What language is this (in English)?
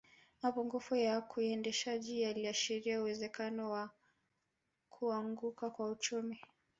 Swahili